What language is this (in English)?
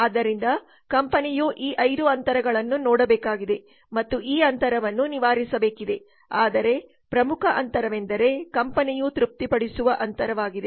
Kannada